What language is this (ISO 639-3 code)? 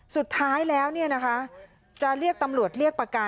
tha